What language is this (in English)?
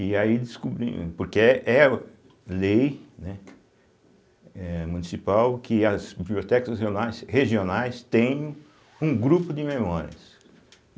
Portuguese